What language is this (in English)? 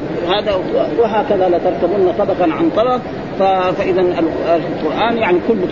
Arabic